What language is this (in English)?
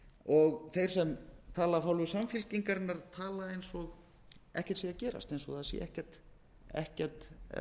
Icelandic